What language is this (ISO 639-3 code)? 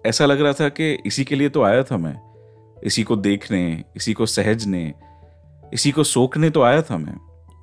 hin